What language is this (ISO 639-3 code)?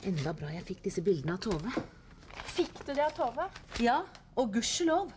nor